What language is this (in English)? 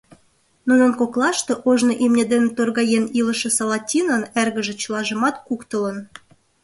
Mari